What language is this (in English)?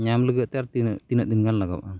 Santali